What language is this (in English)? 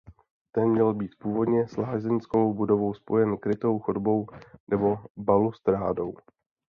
Czech